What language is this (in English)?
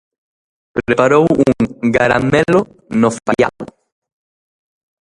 Galician